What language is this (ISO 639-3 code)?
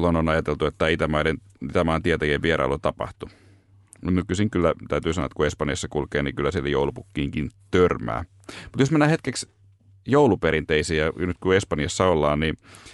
fin